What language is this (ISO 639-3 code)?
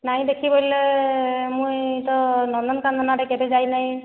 ori